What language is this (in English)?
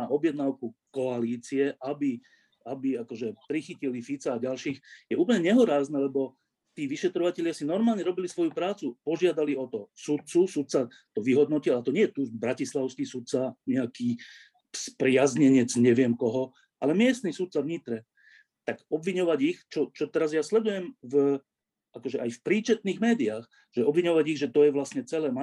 Slovak